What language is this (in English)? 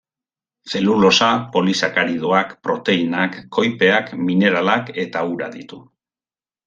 Basque